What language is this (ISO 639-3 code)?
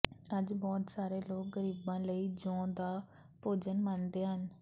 pan